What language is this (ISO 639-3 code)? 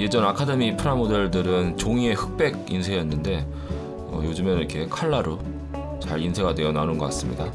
kor